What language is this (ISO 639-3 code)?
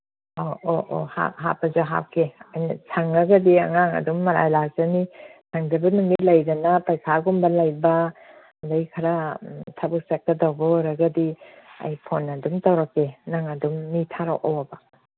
mni